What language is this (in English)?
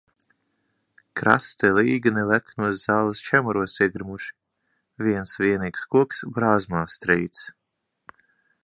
Latvian